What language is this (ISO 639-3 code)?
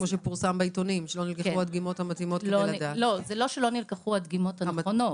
heb